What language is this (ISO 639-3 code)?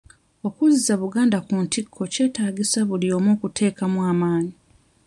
lug